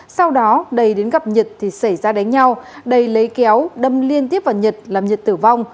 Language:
Vietnamese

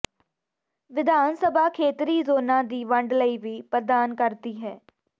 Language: Punjabi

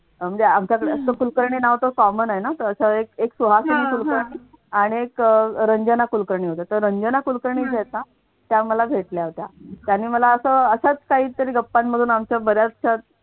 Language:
Marathi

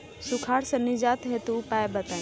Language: Bhojpuri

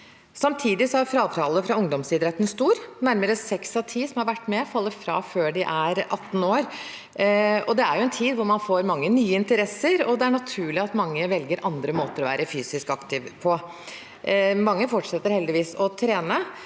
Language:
Norwegian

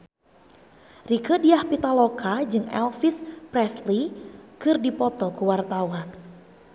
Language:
Sundanese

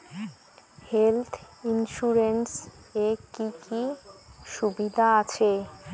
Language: Bangla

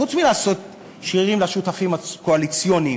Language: Hebrew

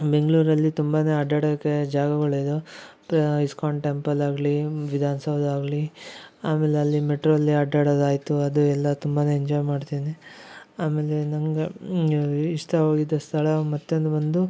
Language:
Kannada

